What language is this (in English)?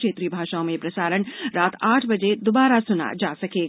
Hindi